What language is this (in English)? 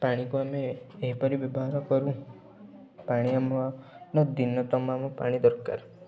Odia